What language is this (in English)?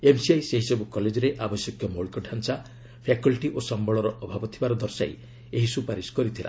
Odia